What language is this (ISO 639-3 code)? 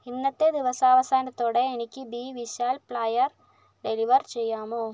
mal